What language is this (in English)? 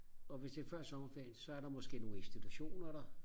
Danish